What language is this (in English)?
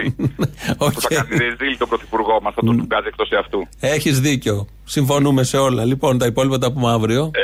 Greek